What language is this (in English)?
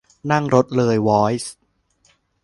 Thai